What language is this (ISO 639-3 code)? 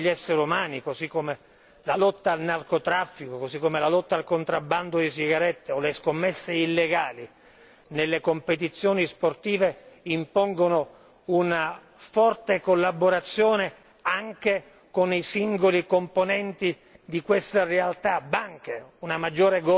ita